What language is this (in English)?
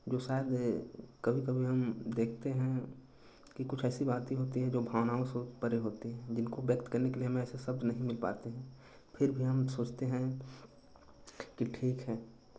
Hindi